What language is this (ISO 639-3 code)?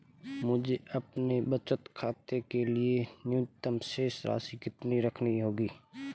hin